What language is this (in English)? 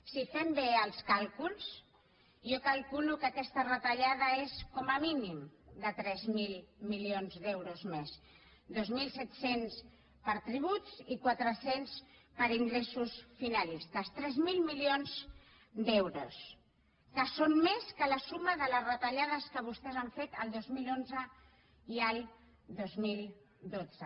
Catalan